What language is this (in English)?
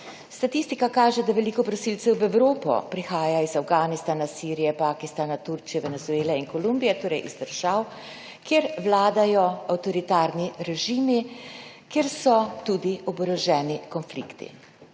Slovenian